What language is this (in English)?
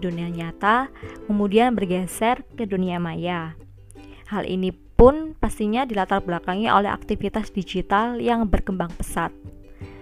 Indonesian